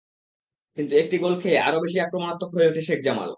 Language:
Bangla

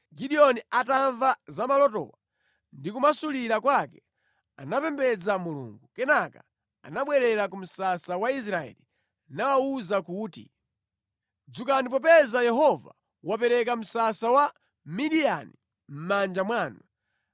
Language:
Nyanja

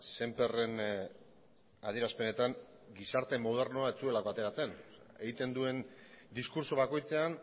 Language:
Basque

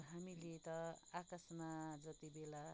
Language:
Nepali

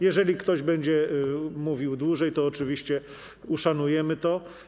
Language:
Polish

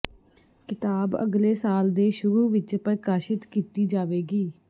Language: Punjabi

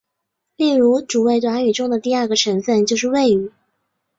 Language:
Chinese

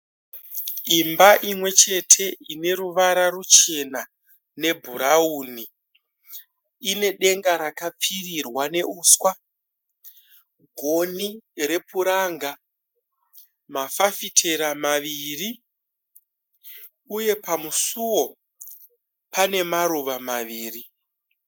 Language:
Shona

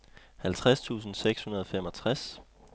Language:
Danish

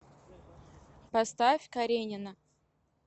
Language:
Russian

